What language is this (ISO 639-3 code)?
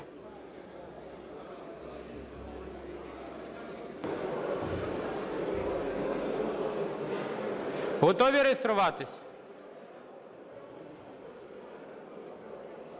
ukr